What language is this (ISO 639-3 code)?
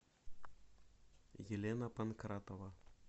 rus